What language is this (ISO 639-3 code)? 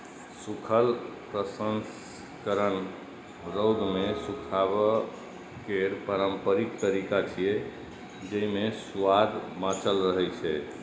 mai